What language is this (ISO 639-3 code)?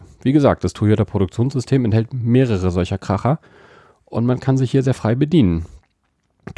deu